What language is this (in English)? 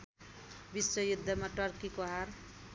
Nepali